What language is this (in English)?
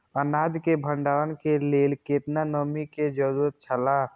Maithili